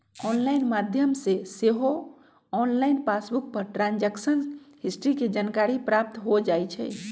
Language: Magahi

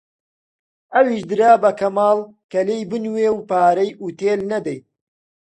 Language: Central Kurdish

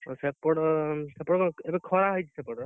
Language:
Odia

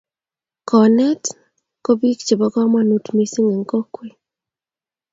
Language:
Kalenjin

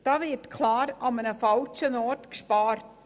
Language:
Swiss German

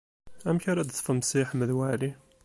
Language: Kabyle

